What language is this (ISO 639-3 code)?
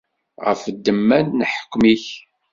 kab